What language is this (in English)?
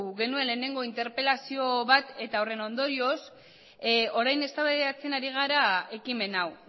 Basque